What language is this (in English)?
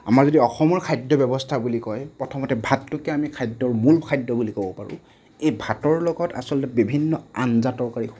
Assamese